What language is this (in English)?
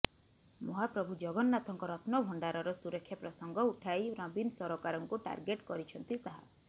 Odia